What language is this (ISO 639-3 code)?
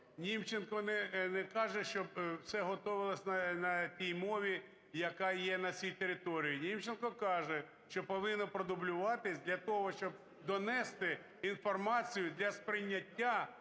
ukr